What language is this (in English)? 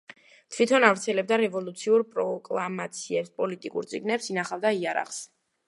Georgian